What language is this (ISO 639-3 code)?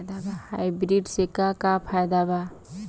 bho